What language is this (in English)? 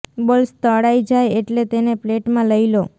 Gujarati